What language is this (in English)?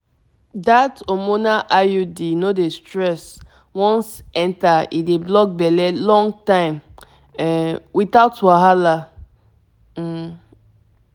Nigerian Pidgin